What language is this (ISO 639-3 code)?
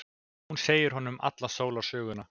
isl